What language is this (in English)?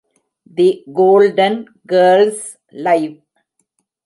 Tamil